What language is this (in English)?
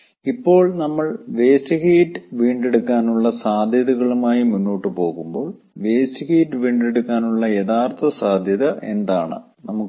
Malayalam